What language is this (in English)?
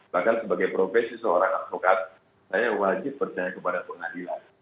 Indonesian